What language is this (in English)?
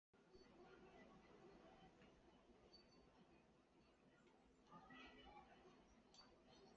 Chinese